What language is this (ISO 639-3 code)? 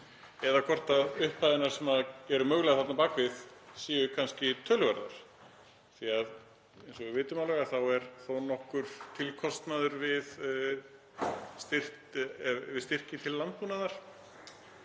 isl